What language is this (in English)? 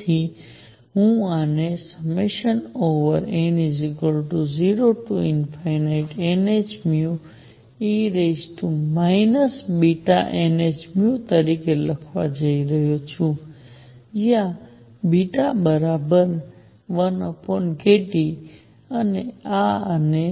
Gujarati